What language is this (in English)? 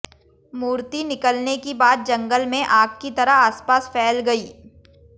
Hindi